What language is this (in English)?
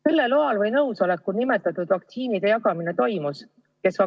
Estonian